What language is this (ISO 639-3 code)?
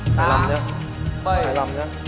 vie